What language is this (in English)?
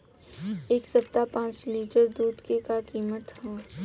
Bhojpuri